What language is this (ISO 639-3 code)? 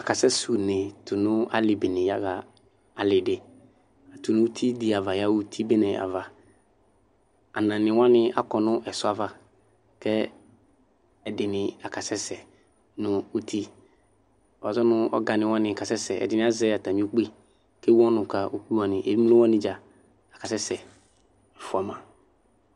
kpo